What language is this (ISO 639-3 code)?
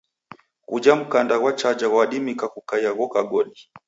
dav